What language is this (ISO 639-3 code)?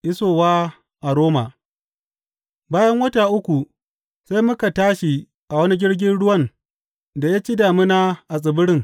hau